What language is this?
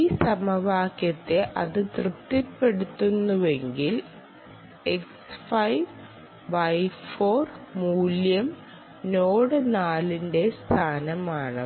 Malayalam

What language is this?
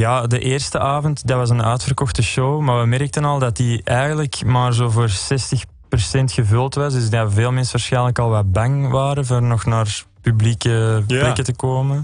Dutch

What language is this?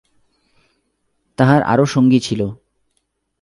Bangla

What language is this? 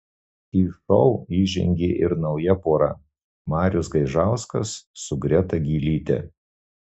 Lithuanian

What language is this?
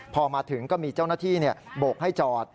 Thai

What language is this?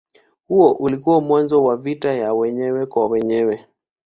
Swahili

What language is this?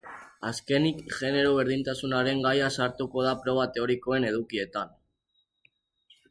Basque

